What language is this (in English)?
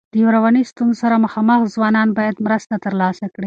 Pashto